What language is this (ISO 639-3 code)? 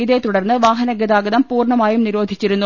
mal